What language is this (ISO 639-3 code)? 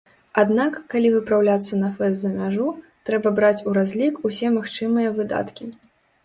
bel